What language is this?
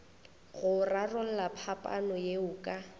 Northern Sotho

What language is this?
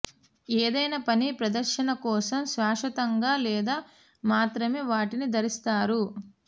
Telugu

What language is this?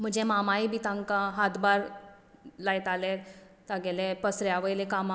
Konkani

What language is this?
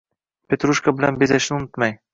Uzbek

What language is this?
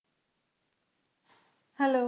Punjabi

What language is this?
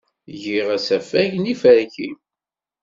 Kabyle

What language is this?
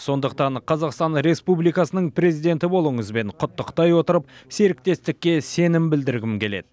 Kazakh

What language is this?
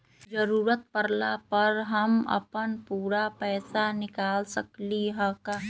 Magahi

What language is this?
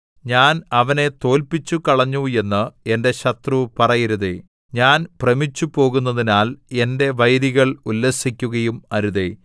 Malayalam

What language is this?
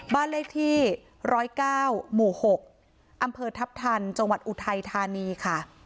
Thai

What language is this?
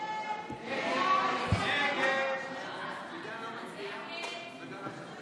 Hebrew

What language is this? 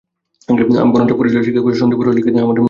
Bangla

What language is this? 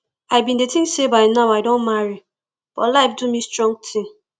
Nigerian Pidgin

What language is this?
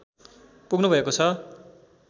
Nepali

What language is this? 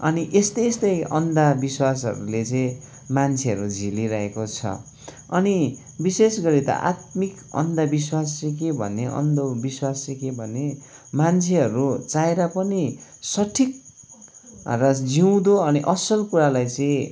Nepali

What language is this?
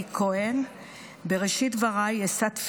Hebrew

